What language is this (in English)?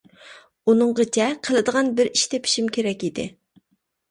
Uyghur